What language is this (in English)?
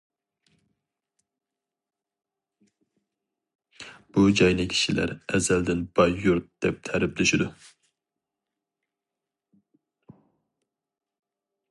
Uyghur